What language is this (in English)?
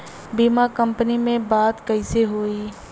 Bhojpuri